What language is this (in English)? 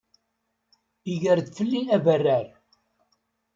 Kabyle